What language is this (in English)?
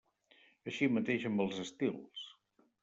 Catalan